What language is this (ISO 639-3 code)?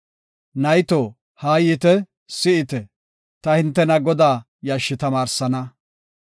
gof